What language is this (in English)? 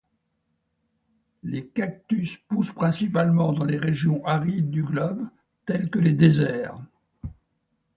French